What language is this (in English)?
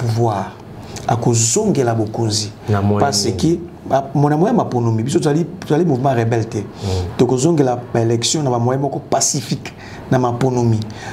French